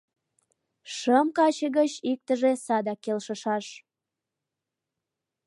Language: Mari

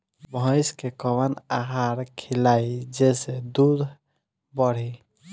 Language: Bhojpuri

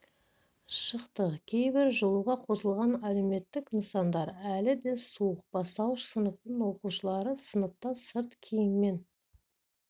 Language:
Kazakh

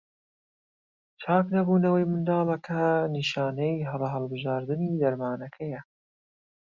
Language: Central Kurdish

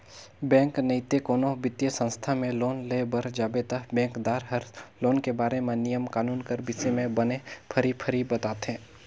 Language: Chhattisgarhi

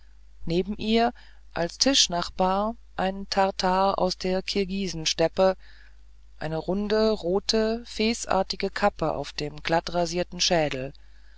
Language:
German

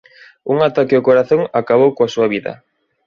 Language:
Galician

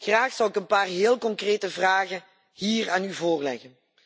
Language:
Dutch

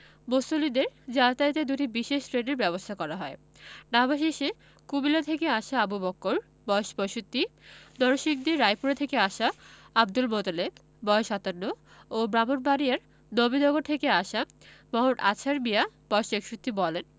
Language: Bangla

